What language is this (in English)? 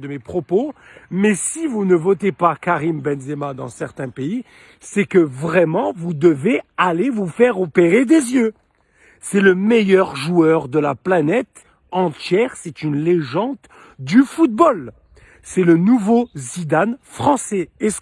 French